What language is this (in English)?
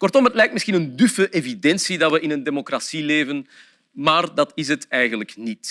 Dutch